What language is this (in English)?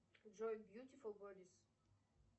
Russian